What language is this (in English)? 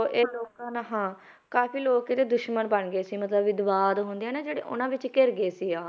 Punjabi